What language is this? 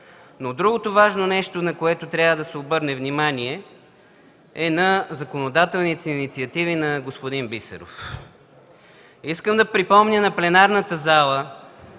Bulgarian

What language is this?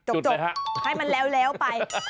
Thai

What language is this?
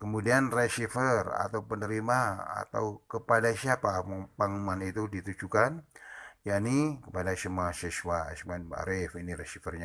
Indonesian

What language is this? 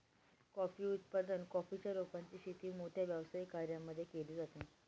Marathi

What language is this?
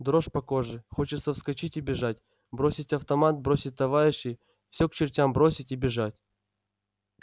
Russian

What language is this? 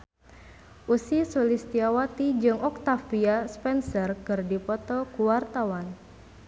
Sundanese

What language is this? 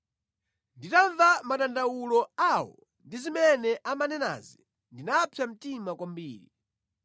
Nyanja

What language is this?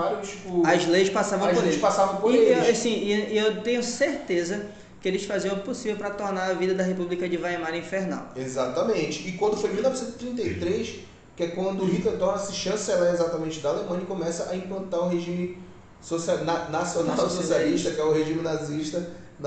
Portuguese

